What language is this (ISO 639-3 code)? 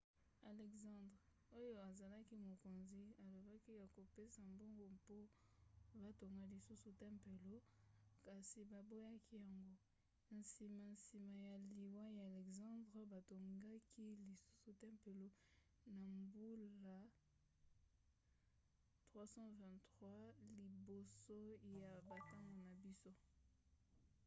lin